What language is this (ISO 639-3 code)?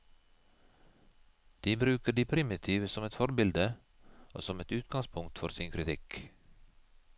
nor